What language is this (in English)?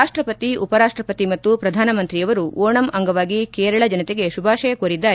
Kannada